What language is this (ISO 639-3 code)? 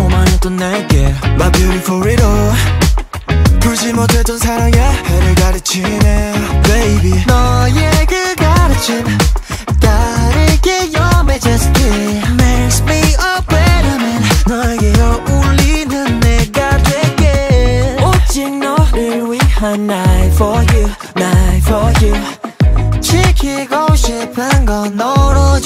kor